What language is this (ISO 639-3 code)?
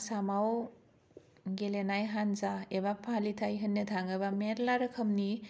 brx